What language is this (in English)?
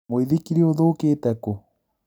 Kikuyu